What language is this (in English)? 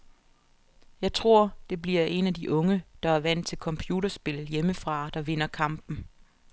Danish